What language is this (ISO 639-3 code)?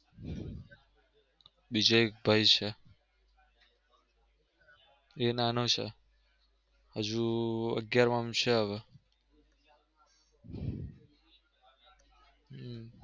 guj